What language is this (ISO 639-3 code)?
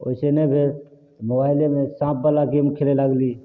mai